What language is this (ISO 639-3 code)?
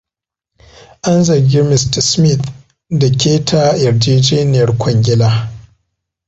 hau